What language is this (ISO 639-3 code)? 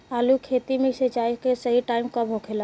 bho